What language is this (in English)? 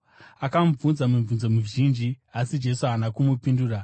Shona